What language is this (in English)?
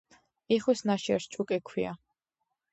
Georgian